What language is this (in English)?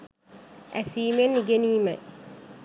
Sinhala